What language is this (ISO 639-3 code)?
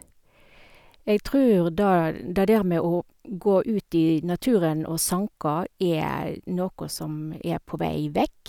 nor